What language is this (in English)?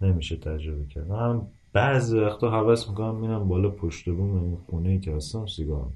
Persian